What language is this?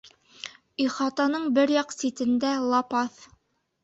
Bashkir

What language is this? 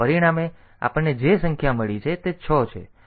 Gujarati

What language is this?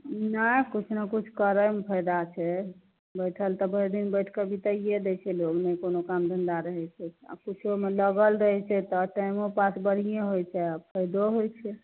Maithili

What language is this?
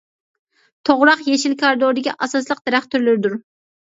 Uyghur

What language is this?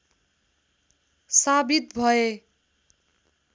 Nepali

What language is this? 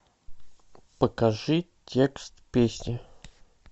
Russian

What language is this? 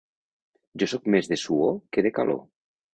Catalan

